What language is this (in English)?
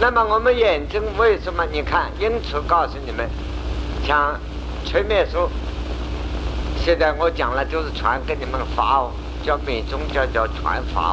Chinese